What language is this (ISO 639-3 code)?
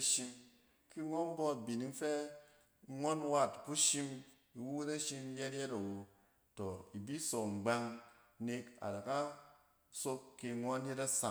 cen